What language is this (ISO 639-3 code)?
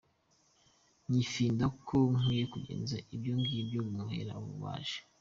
kin